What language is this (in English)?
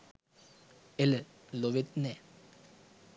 Sinhala